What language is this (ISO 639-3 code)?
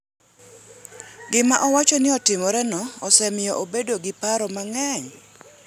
luo